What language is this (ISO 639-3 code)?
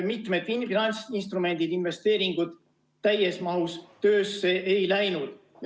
est